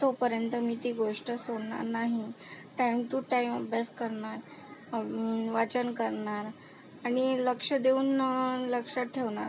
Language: Marathi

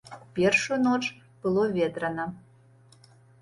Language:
Belarusian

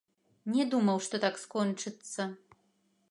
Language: Belarusian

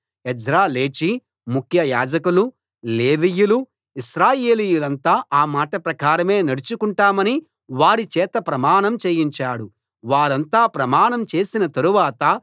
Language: Telugu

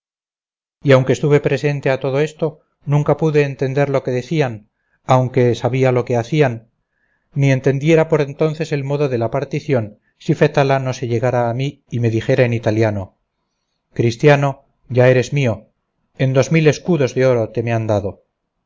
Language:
Spanish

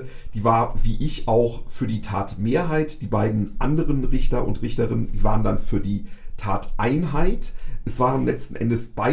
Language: German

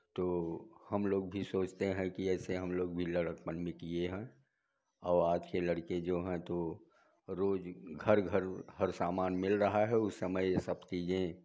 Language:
Hindi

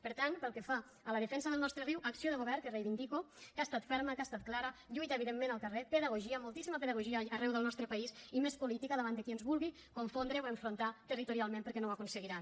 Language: Catalan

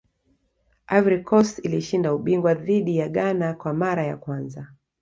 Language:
Swahili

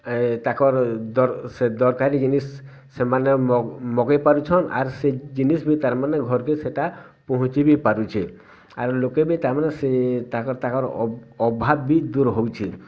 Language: Odia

